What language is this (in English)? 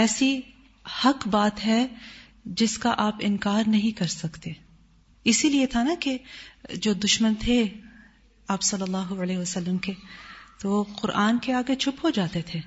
Urdu